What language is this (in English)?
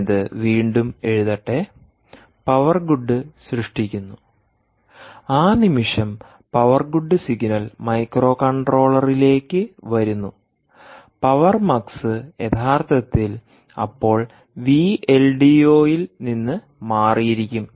Malayalam